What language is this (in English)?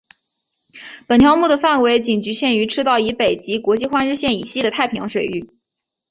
Chinese